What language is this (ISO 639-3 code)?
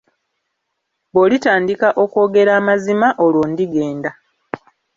lug